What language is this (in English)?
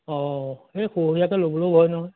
Assamese